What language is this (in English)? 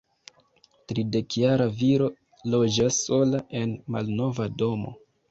Esperanto